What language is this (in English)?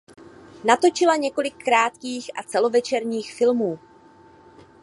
Czech